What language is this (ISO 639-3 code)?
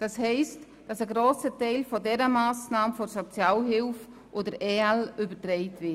gsw